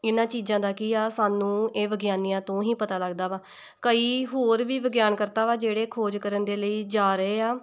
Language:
Punjabi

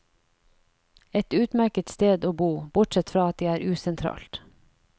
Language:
Norwegian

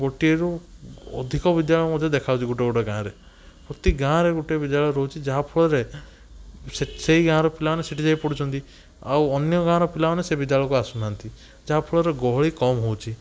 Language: Odia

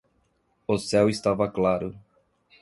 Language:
Portuguese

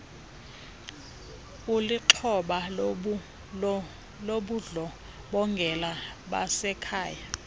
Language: Xhosa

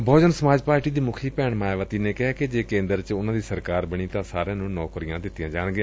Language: Punjabi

